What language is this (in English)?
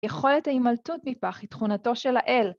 Hebrew